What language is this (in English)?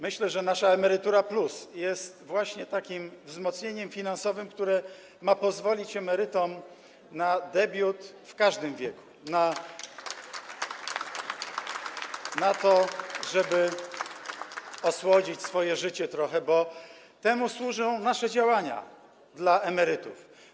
Polish